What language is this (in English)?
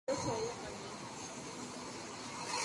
Spanish